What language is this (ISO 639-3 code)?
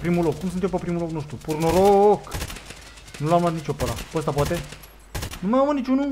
ron